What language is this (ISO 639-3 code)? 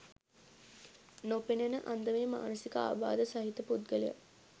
sin